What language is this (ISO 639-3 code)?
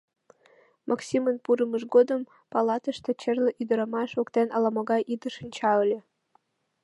chm